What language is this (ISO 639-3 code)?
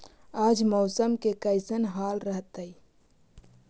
mag